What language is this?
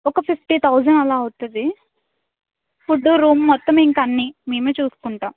Telugu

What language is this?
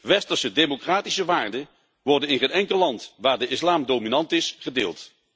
Dutch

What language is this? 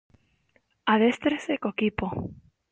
Galician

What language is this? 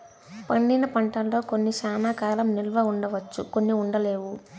Telugu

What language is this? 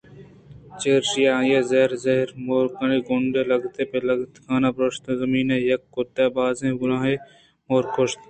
Eastern Balochi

